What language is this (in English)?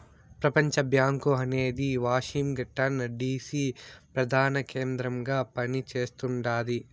Telugu